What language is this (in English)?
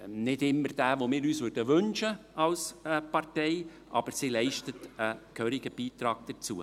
Swiss German